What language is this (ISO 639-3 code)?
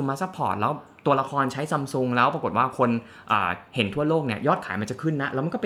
tha